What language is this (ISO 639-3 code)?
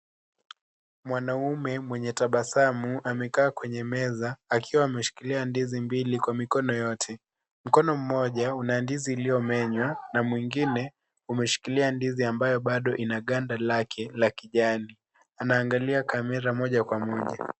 swa